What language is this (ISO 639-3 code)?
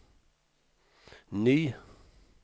swe